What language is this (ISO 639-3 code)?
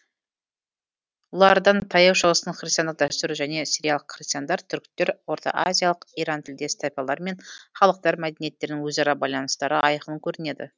kaz